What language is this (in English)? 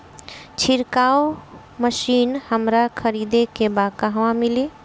Bhojpuri